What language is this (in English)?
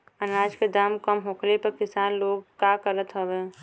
Bhojpuri